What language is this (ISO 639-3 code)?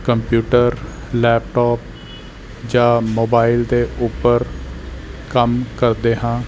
pan